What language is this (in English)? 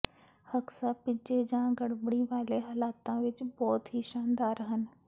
Punjabi